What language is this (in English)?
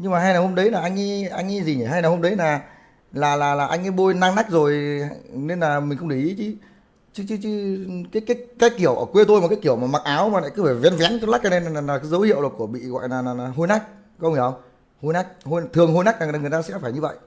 Vietnamese